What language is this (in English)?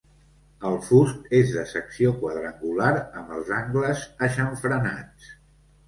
Catalan